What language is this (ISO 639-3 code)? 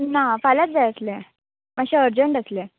kok